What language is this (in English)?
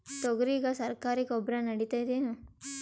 Kannada